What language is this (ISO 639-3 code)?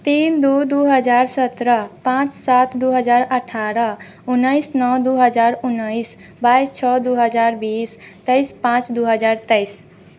mai